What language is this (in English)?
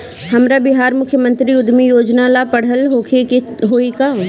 Bhojpuri